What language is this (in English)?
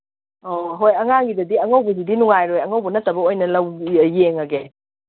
Manipuri